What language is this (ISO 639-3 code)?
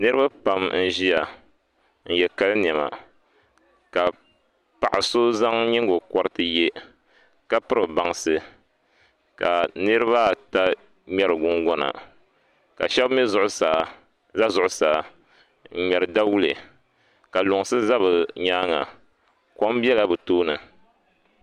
dag